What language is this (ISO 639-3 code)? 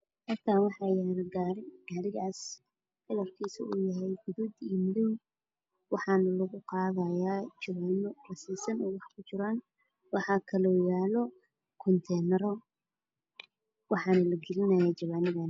som